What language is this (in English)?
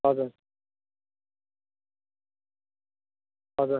Nepali